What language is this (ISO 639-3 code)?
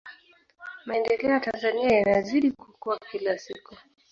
swa